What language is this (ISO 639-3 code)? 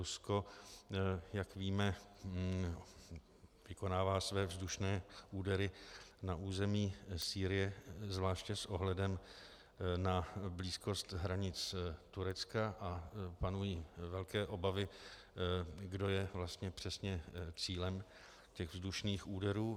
ces